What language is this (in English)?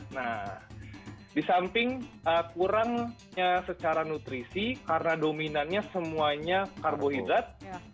Indonesian